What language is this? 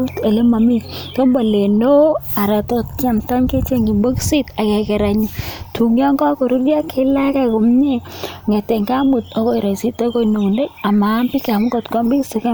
Kalenjin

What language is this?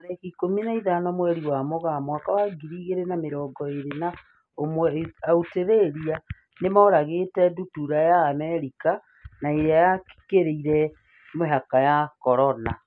Kikuyu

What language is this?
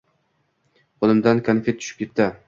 Uzbek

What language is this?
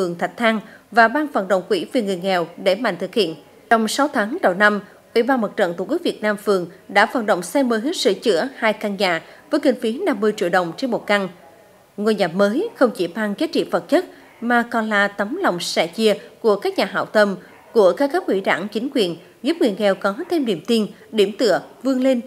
Vietnamese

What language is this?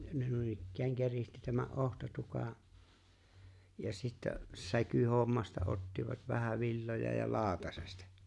Finnish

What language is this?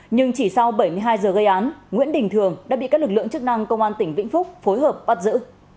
Vietnamese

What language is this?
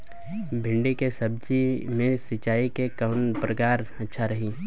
Bhojpuri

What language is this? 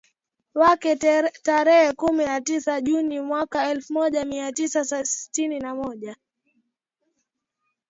Swahili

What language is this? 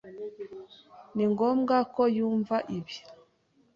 Kinyarwanda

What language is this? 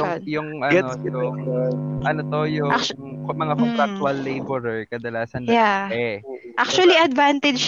Filipino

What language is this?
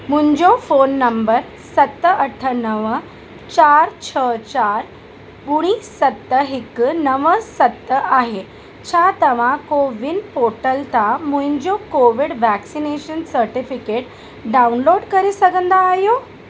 Sindhi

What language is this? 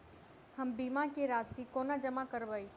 Maithili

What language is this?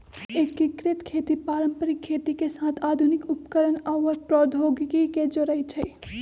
Magahi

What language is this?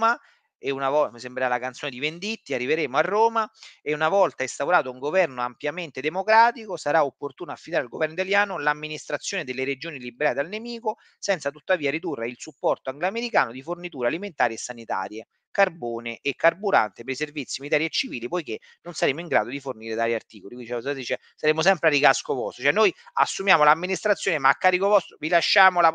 Italian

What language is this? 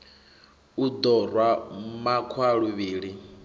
Venda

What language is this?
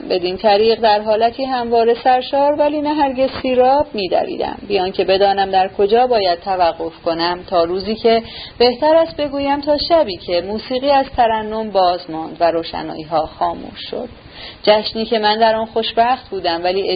Persian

